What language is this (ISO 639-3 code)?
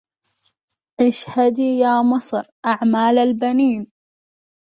ara